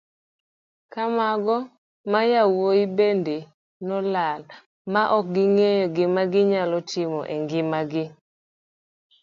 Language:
Luo (Kenya and Tanzania)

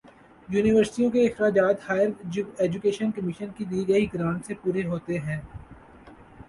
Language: Urdu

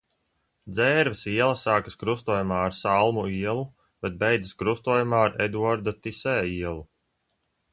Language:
Latvian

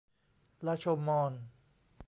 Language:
Thai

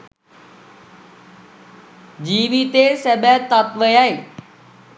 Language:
Sinhala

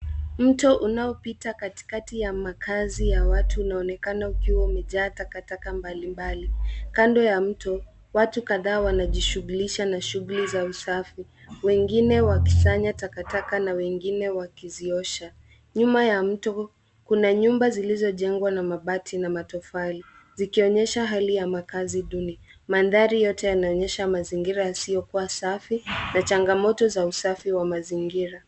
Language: Swahili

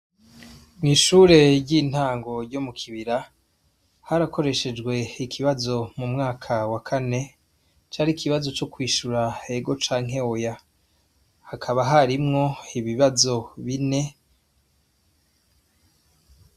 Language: Rundi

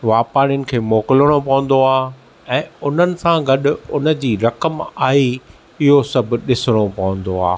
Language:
Sindhi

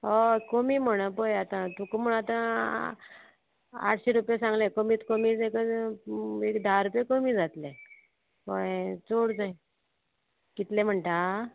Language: Konkani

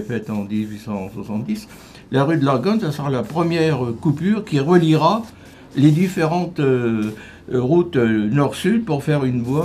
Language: French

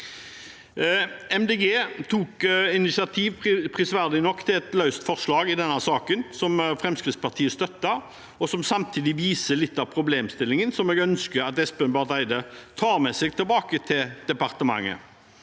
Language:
Norwegian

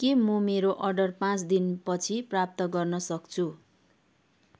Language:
Nepali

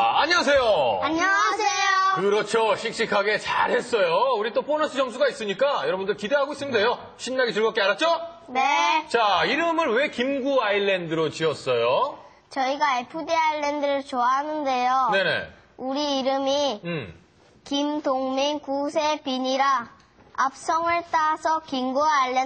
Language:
Korean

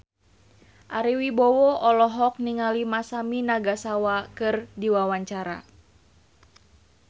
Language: Sundanese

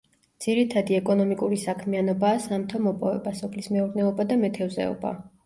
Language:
Georgian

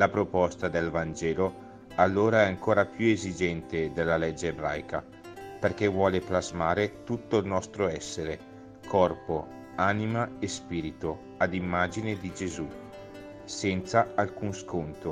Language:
Italian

